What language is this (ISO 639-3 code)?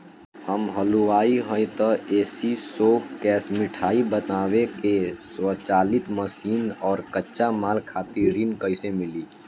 bho